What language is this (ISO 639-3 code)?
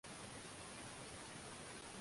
swa